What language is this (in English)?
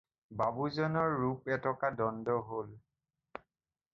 Assamese